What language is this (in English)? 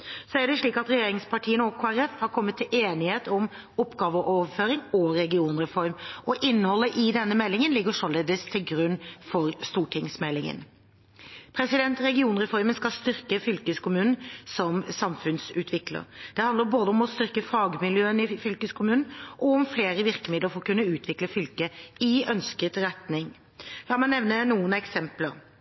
Norwegian Bokmål